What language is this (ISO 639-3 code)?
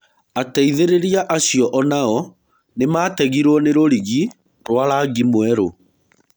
kik